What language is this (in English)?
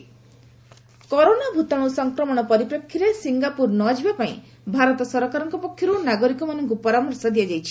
Odia